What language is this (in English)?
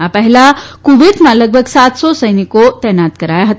Gujarati